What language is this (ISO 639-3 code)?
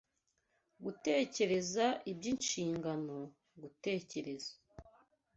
kin